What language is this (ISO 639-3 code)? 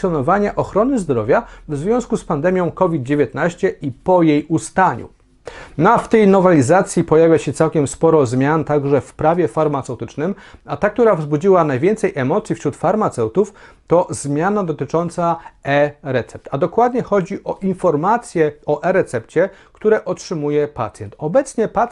pol